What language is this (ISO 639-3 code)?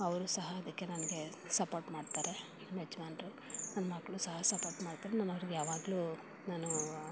kan